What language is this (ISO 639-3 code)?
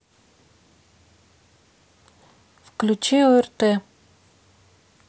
rus